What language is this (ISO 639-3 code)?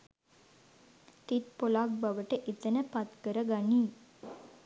sin